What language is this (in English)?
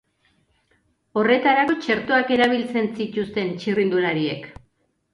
Basque